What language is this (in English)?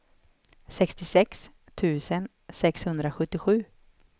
Swedish